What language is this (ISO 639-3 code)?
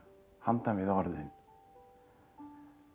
isl